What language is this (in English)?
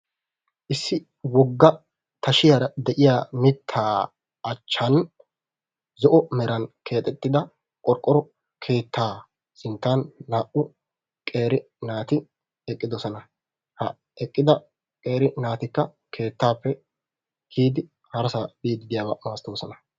Wolaytta